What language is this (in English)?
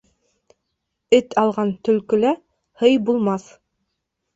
Bashkir